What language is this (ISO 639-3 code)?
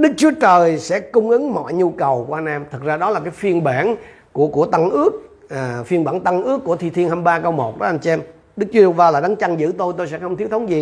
vie